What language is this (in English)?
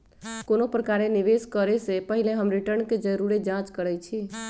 Magahi